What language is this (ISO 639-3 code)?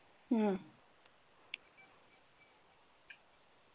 pan